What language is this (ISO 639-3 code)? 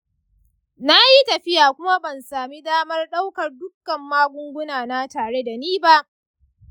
hau